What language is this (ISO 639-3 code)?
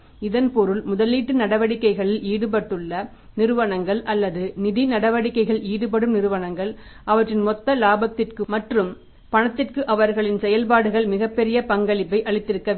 tam